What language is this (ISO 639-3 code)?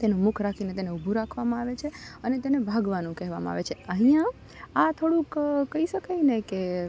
guj